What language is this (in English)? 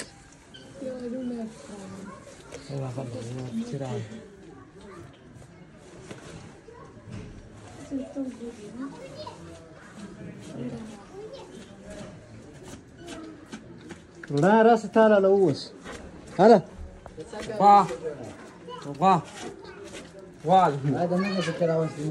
Arabic